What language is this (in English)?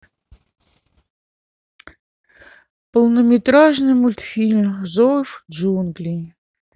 Russian